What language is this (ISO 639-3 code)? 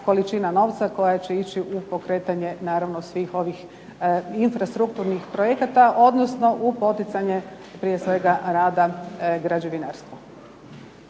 hrv